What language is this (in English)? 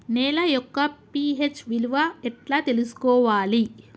Telugu